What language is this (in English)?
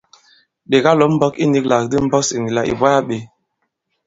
Bankon